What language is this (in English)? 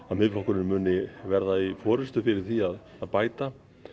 Icelandic